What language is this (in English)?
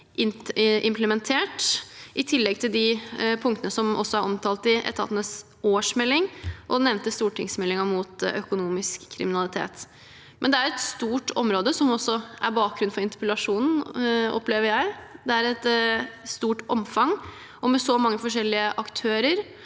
Norwegian